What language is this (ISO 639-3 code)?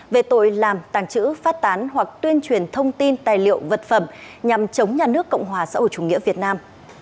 vie